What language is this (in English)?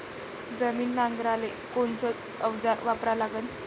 Marathi